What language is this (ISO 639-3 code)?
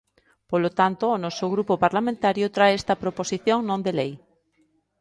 glg